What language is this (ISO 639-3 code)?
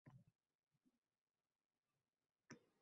uzb